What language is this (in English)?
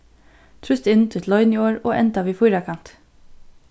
Faroese